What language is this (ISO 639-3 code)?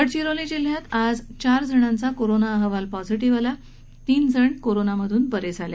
mar